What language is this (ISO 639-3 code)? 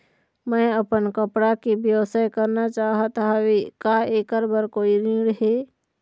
hne